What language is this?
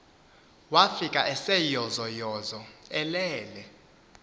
Xhosa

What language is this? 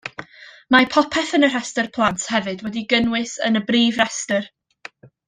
Welsh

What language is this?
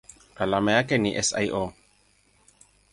Swahili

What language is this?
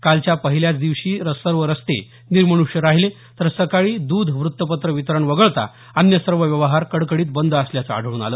Marathi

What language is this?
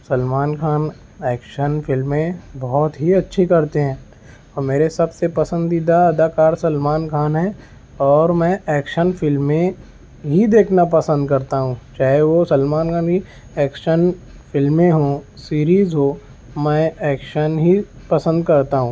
Urdu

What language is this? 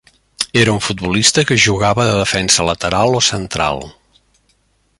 Catalan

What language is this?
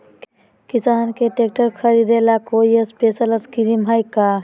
Magahi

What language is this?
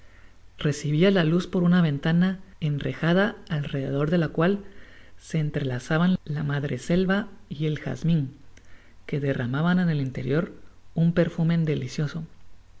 Spanish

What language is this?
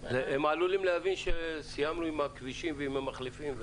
Hebrew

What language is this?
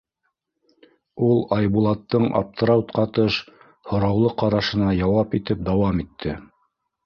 Bashkir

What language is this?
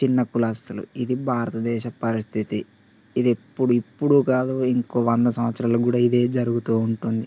Telugu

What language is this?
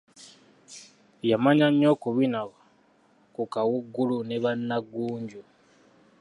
Ganda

